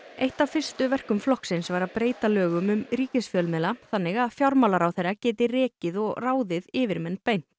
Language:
Icelandic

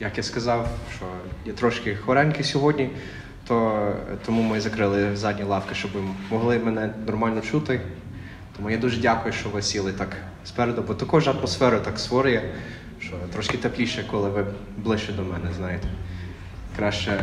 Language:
Ukrainian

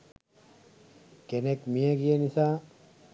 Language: Sinhala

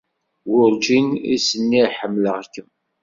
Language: Kabyle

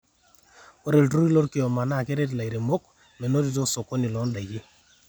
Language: Masai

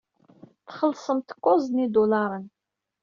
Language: Kabyle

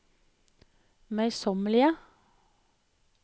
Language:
Norwegian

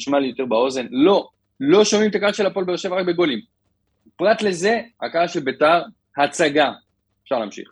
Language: Hebrew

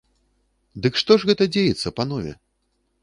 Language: Belarusian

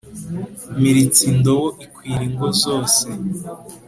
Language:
Kinyarwanda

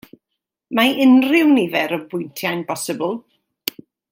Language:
Welsh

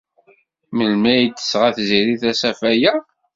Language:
Kabyle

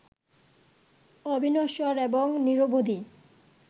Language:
Bangla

